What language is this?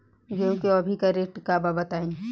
Bhojpuri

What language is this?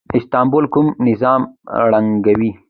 Pashto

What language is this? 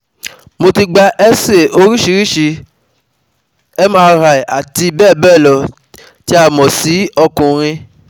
Yoruba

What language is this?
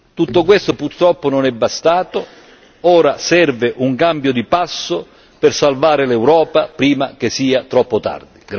Italian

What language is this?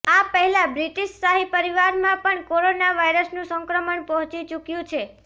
Gujarati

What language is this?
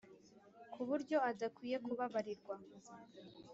Kinyarwanda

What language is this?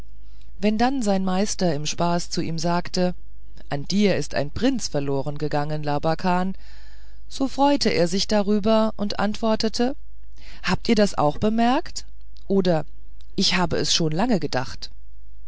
German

